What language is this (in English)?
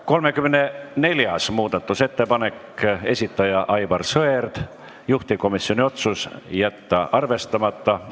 Estonian